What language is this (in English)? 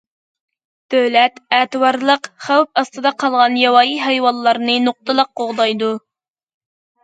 Uyghur